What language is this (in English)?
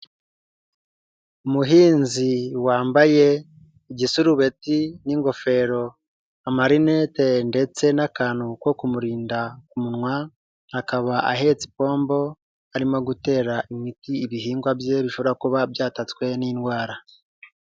Kinyarwanda